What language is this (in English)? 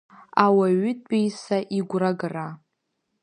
Abkhazian